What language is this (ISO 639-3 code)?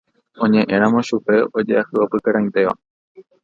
grn